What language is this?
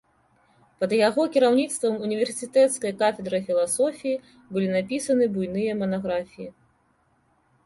Belarusian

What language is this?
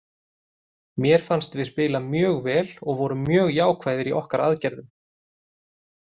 Icelandic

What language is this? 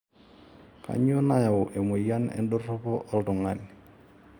Masai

